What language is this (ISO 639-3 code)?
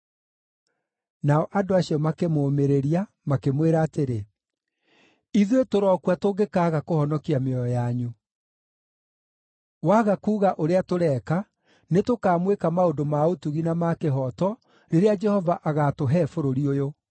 kik